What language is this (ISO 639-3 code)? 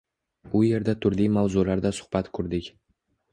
uzb